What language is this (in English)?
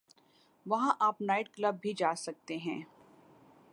Urdu